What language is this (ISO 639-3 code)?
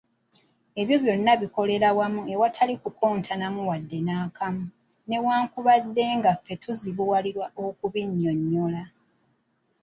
lug